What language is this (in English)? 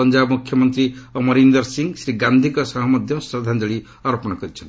Odia